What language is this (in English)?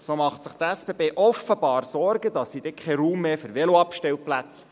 Swiss German